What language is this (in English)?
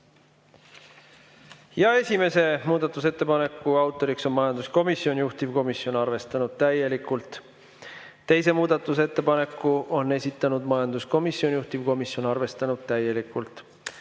Estonian